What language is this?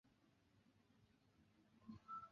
Chinese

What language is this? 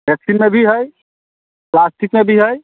Maithili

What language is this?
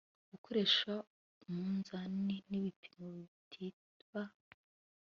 Kinyarwanda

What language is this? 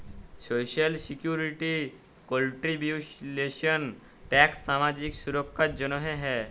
Bangla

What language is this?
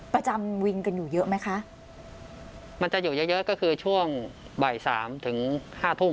Thai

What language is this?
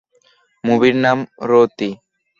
Bangla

